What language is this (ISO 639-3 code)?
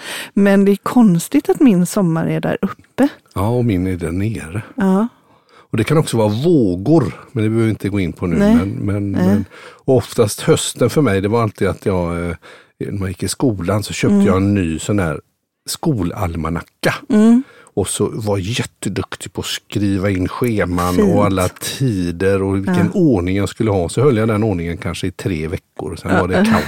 swe